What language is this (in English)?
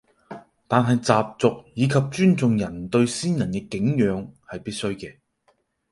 Cantonese